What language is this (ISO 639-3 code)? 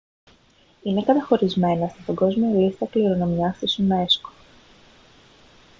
ell